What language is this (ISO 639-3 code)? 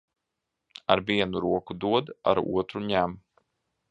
lav